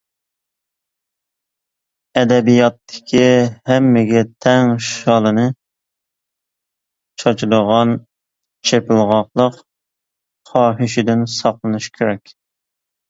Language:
Uyghur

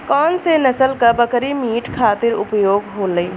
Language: Bhojpuri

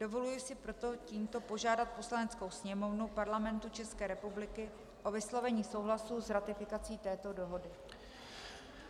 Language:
Czech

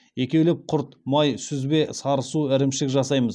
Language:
Kazakh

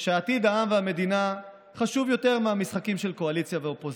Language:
Hebrew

